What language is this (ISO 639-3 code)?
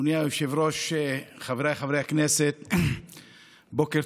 heb